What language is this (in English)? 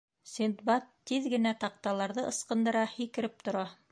Bashkir